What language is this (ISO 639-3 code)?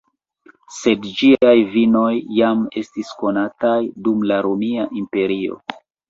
epo